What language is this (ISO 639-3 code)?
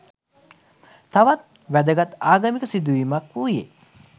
sin